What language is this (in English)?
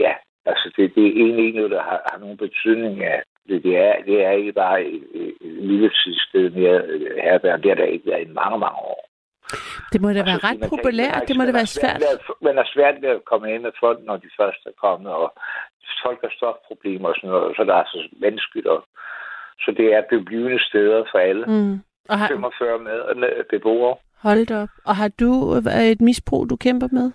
Danish